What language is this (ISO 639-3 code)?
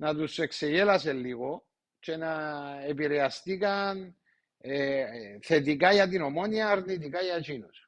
ell